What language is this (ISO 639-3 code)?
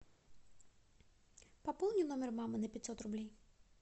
rus